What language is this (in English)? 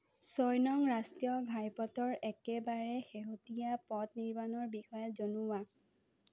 Assamese